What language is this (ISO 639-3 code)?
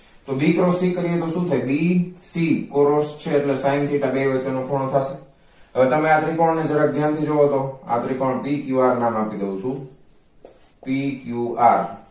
guj